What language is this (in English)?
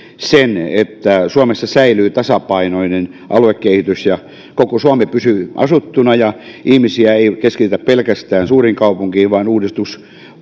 Finnish